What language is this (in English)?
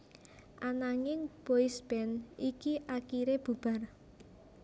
Javanese